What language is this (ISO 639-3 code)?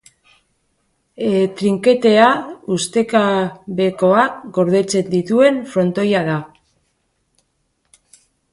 eus